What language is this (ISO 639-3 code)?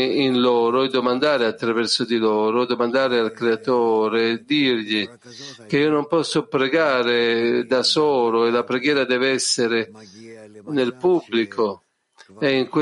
ita